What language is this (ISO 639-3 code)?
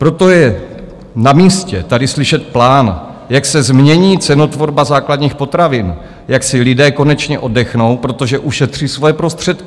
ces